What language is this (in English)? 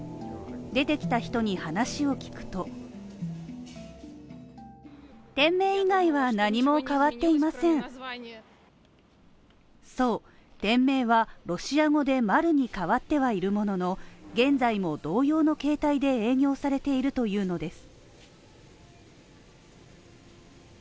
Japanese